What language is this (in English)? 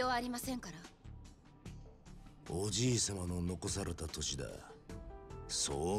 Japanese